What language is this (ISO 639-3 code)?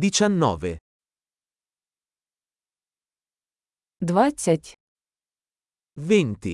ukr